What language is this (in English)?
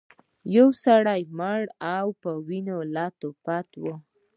Pashto